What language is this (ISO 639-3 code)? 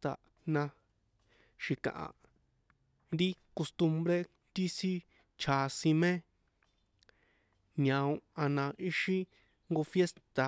poe